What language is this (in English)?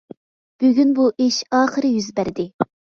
Uyghur